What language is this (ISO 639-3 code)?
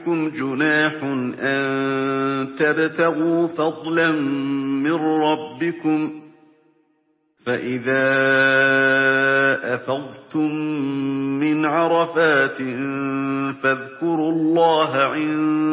ara